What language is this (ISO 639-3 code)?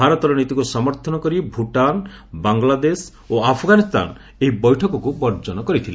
ori